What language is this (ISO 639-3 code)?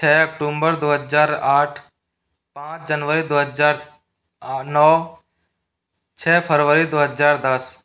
hin